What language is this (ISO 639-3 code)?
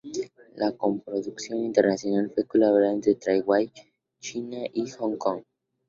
spa